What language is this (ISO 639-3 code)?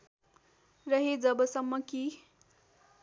nep